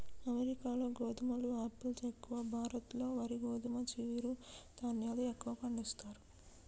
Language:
Telugu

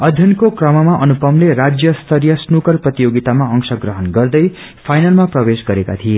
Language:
Nepali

